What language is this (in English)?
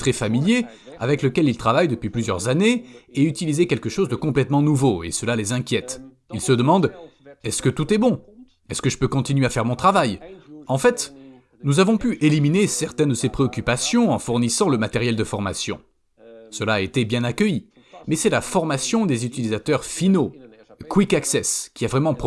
French